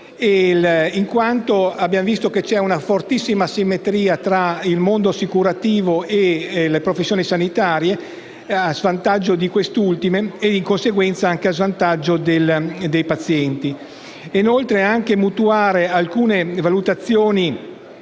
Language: Italian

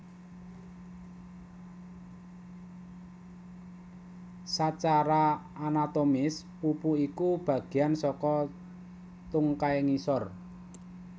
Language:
Javanese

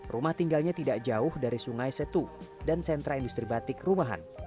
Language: Indonesian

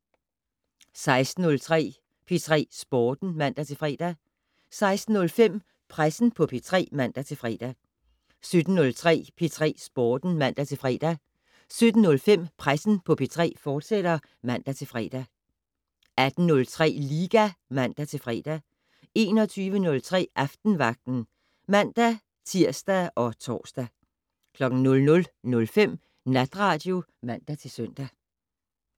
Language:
Danish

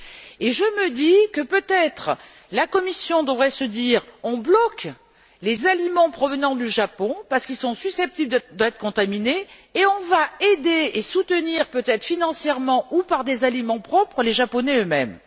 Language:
French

